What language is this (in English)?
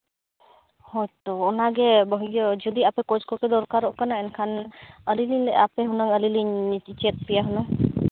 Santali